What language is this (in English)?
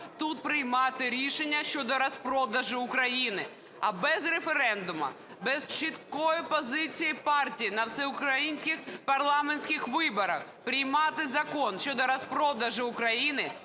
Ukrainian